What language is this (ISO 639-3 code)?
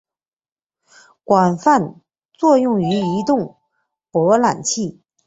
zho